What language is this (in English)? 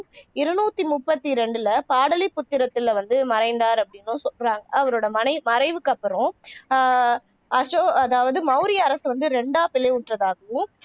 Tamil